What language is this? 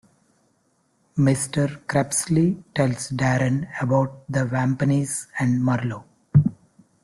English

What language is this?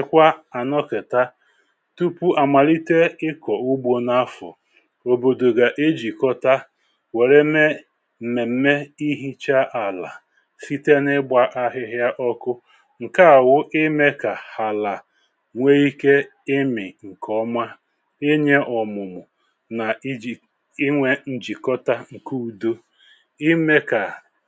Igbo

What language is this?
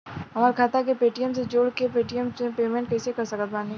Bhojpuri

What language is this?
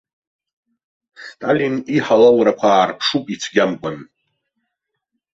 Abkhazian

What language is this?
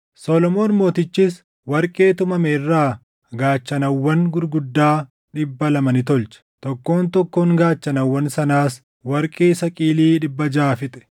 Oromo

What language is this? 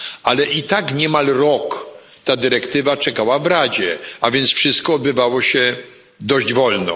Polish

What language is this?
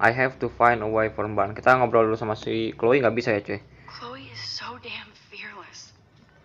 Indonesian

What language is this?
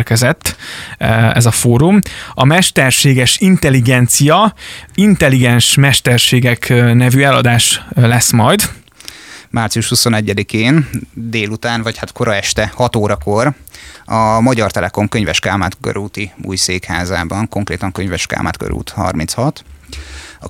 Hungarian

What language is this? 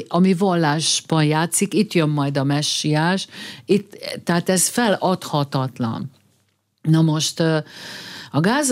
Hungarian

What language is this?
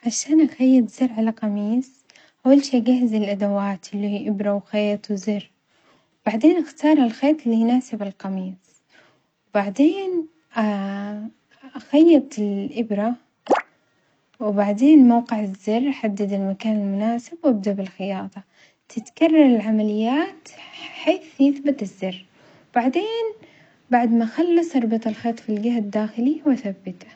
Omani Arabic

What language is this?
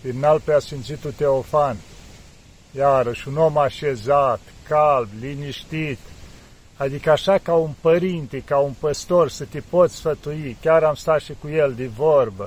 Romanian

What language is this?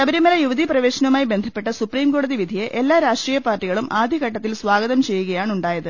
Malayalam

